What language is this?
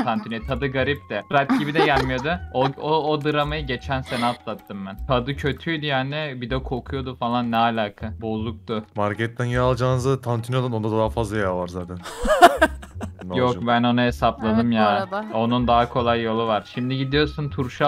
Turkish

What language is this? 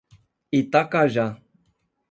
Portuguese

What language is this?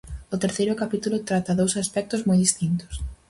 Galician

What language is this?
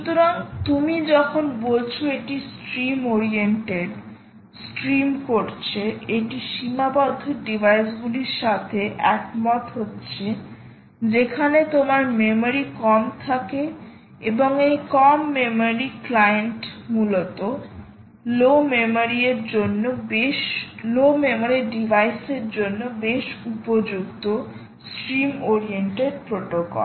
Bangla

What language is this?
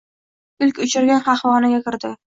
Uzbek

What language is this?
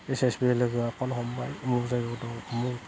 Bodo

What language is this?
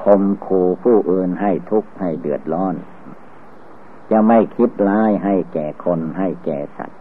Thai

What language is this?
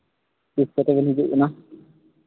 Santali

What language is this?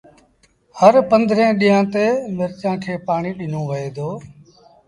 Sindhi Bhil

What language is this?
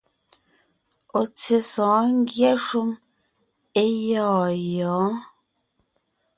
Ngiemboon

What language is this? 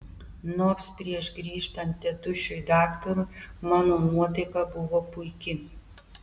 Lithuanian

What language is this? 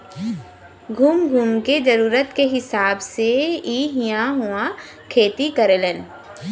Bhojpuri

